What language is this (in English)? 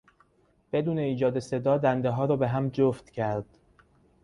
Persian